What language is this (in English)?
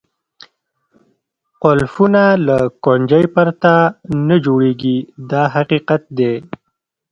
Pashto